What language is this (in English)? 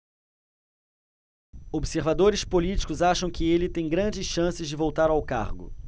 Portuguese